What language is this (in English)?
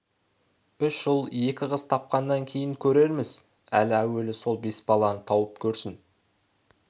Kazakh